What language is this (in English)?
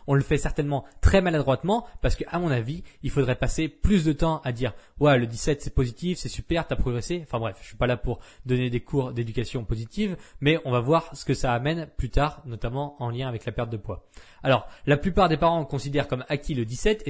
French